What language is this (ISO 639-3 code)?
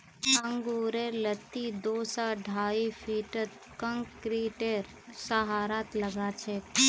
mag